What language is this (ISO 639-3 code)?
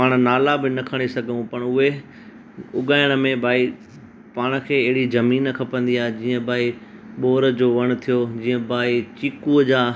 snd